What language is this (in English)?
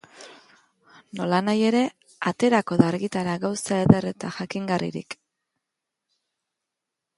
Basque